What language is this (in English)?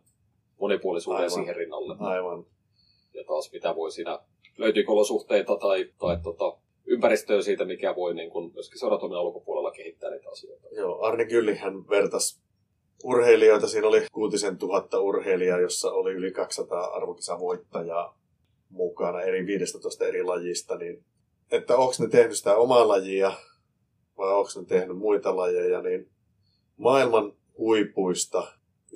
Finnish